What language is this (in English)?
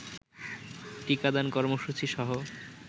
Bangla